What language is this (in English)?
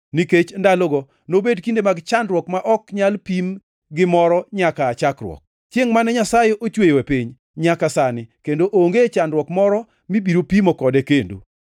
Luo (Kenya and Tanzania)